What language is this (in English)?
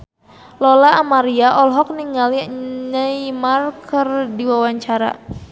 Sundanese